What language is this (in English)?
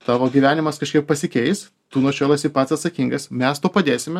Lithuanian